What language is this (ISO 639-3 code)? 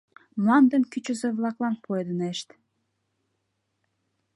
chm